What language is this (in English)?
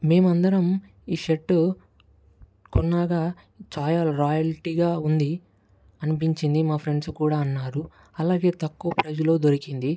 Telugu